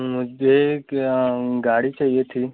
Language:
Hindi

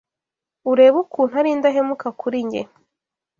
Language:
Kinyarwanda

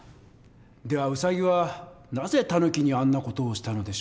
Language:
Japanese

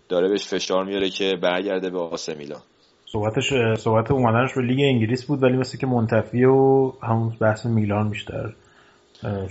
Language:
Persian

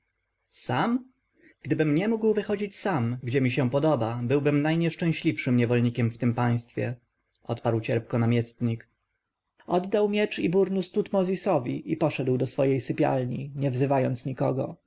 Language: Polish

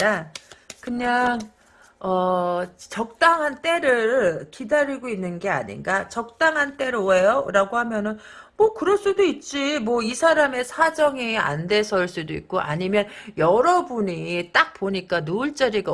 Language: Korean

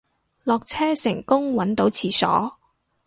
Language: Cantonese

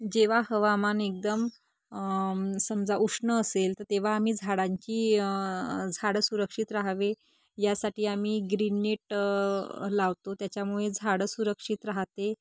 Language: Marathi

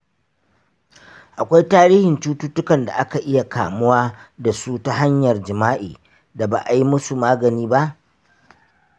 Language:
Hausa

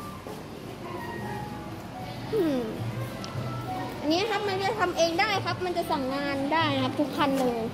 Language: Thai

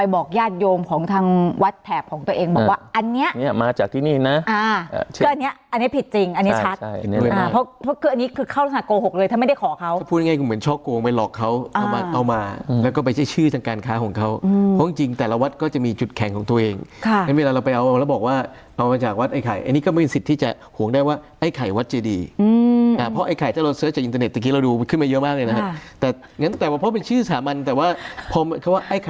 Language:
Thai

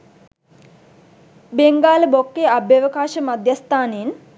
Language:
Sinhala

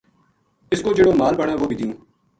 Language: Gujari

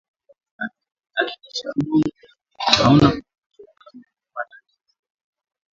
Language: Swahili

